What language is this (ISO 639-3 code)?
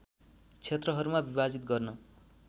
nep